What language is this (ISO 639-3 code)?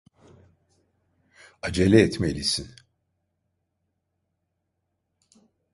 tur